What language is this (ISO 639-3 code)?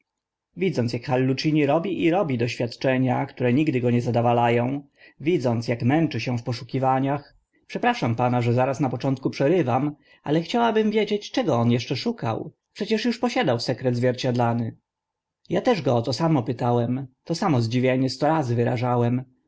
pol